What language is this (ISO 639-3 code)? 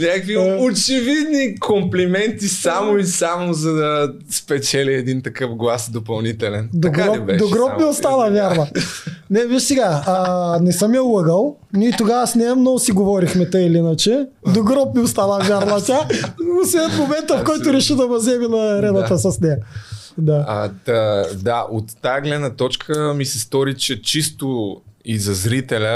bul